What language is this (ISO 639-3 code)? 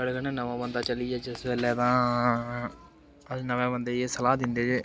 doi